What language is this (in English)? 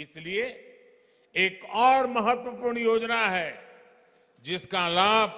Hindi